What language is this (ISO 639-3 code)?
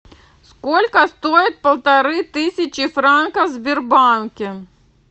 rus